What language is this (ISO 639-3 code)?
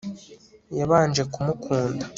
kin